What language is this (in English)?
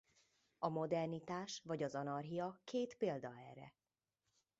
Hungarian